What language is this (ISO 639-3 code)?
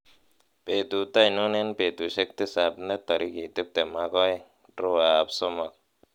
kln